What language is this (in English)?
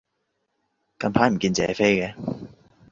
Cantonese